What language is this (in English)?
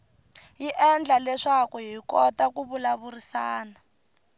Tsonga